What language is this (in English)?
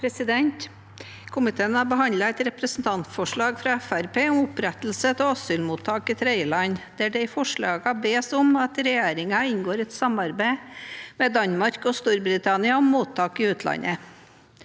Norwegian